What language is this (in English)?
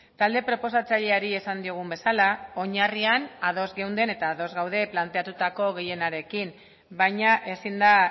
Basque